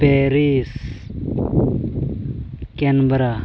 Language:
Santali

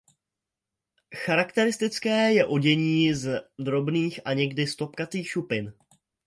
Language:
Czech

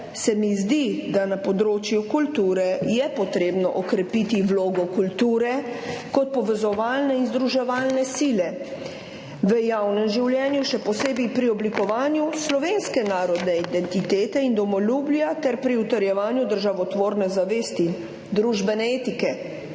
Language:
Slovenian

